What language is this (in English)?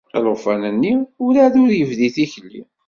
Kabyle